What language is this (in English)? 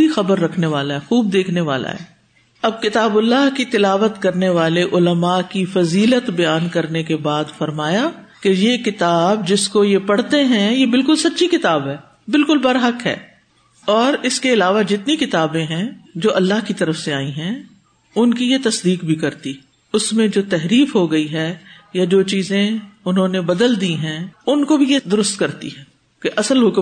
Urdu